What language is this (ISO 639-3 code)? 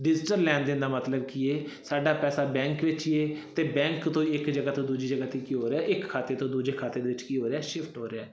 pan